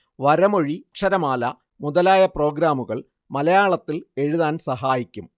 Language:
Malayalam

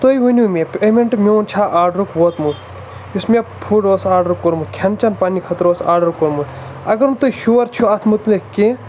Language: Kashmiri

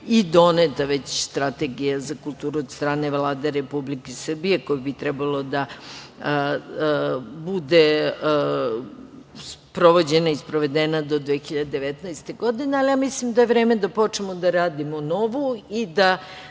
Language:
Serbian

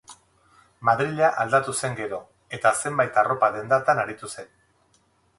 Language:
Basque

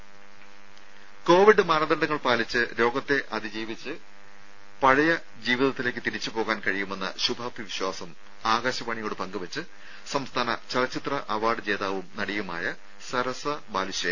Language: Malayalam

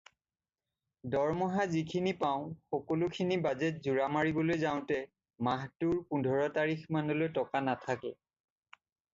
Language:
Assamese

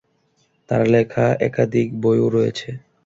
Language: Bangla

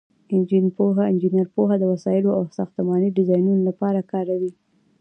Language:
Pashto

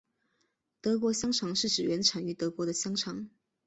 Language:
Chinese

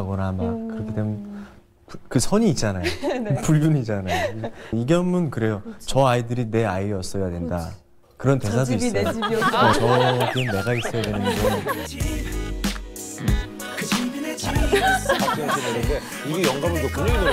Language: Korean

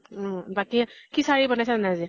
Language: Assamese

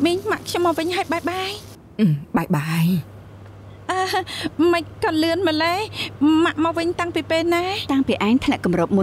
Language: Thai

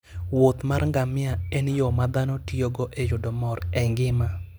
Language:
Luo (Kenya and Tanzania)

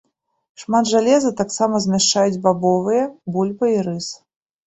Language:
Belarusian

